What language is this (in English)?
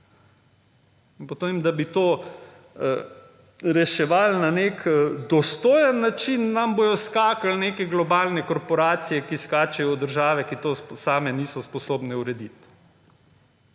Slovenian